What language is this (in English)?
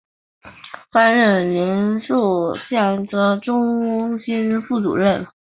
Chinese